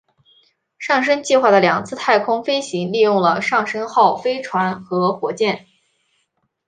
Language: Chinese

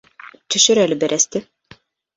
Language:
Bashkir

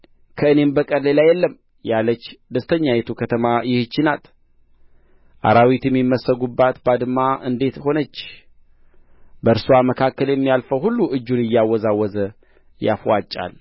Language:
Amharic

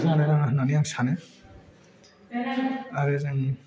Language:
Bodo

